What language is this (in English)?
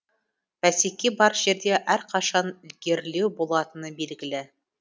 Kazakh